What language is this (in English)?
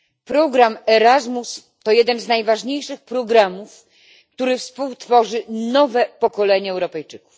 Polish